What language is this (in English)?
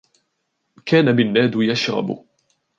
Arabic